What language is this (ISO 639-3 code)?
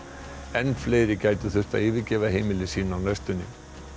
isl